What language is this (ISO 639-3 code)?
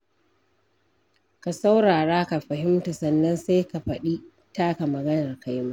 hau